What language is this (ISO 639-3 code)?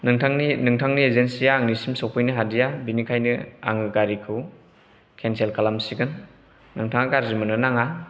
brx